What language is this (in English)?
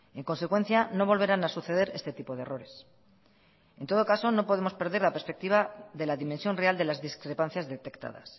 Spanish